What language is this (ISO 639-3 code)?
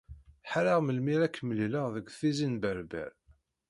kab